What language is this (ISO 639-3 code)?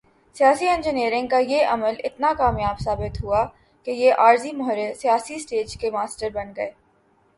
urd